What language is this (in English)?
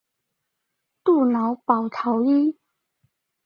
Chinese